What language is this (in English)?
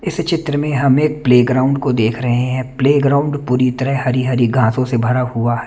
Hindi